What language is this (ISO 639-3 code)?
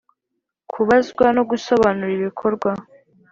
kin